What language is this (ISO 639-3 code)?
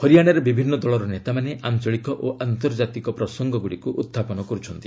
ori